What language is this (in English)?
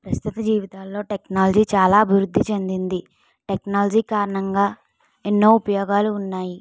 Telugu